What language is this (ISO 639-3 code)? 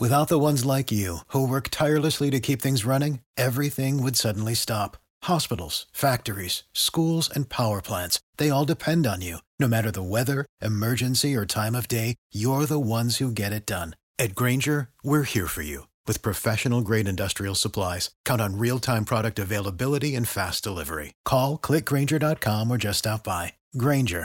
ron